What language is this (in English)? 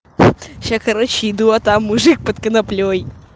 Russian